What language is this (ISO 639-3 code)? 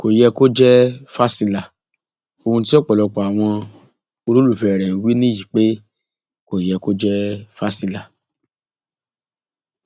yor